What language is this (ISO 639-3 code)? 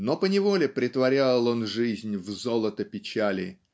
rus